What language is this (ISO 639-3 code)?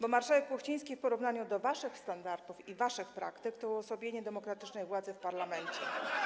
pol